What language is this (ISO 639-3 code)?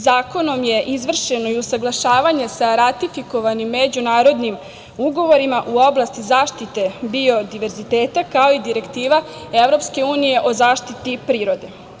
srp